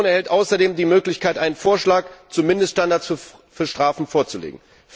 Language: German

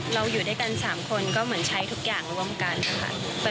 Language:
Thai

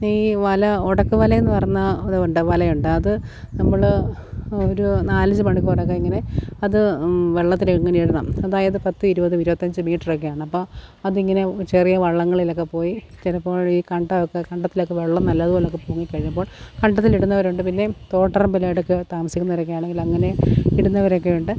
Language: Malayalam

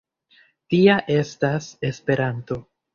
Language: Esperanto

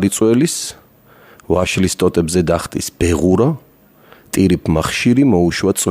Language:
Dutch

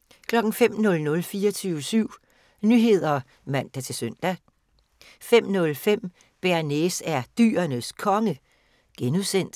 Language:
Danish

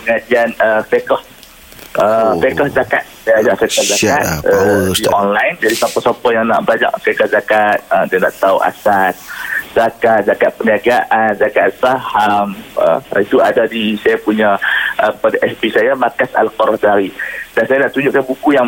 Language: Malay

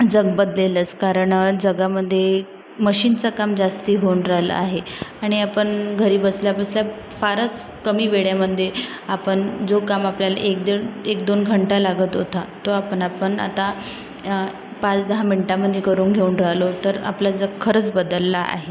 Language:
Marathi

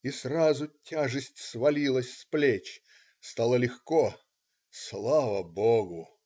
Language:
Russian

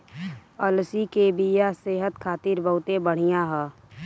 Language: Bhojpuri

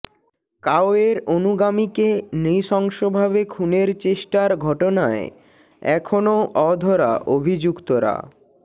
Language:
Bangla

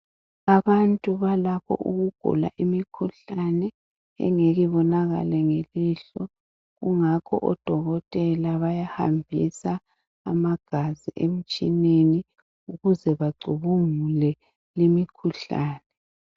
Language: North Ndebele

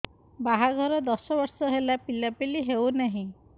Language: Odia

